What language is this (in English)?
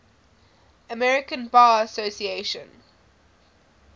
English